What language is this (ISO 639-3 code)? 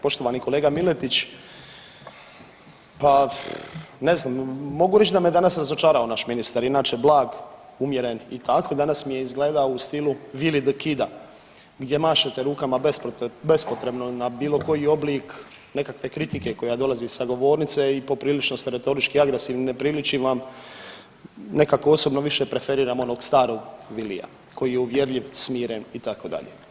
hrv